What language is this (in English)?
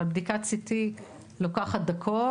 Hebrew